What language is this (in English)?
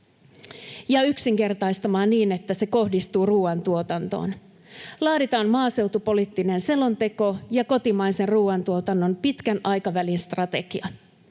Finnish